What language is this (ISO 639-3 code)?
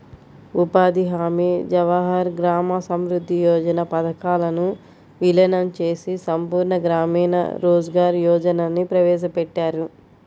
tel